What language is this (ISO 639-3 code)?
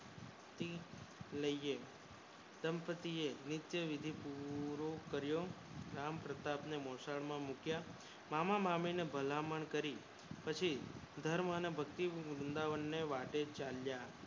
guj